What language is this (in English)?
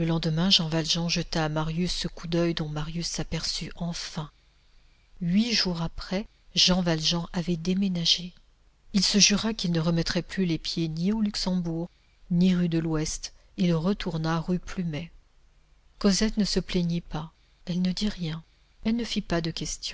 French